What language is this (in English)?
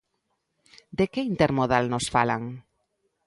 Galician